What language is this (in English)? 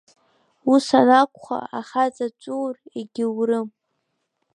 Abkhazian